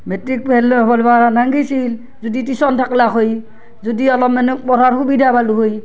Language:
Assamese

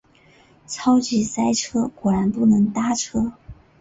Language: Chinese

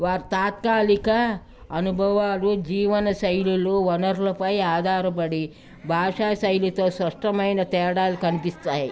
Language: Telugu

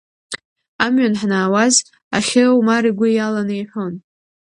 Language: Abkhazian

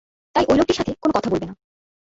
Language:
Bangla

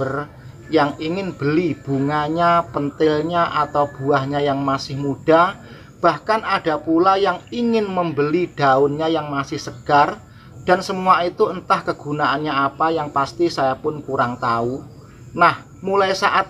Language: Indonesian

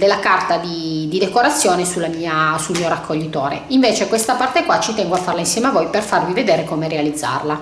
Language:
Italian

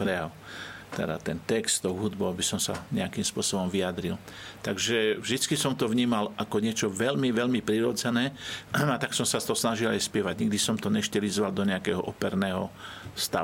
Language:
Slovak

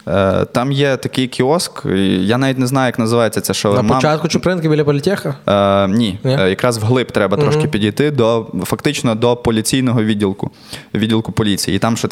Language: Ukrainian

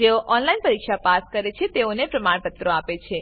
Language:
Gujarati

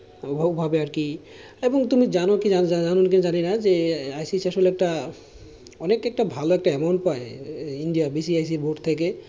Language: Bangla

